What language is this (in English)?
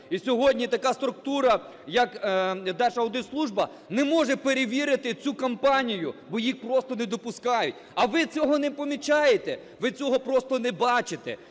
Ukrainian